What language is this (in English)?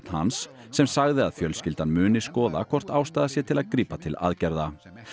Icelandic